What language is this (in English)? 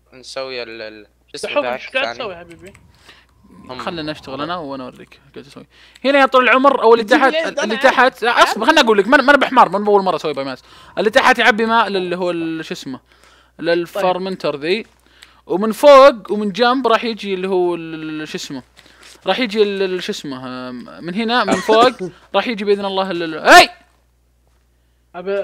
Arabic